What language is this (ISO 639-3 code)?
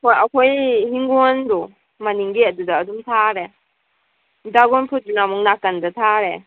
mni